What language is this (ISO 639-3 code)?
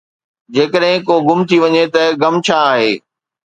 snd